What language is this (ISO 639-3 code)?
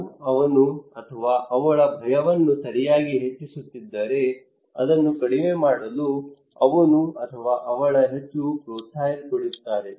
kan